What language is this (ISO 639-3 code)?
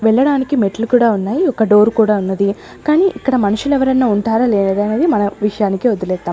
tel